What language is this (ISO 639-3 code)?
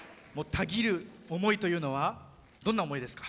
jpn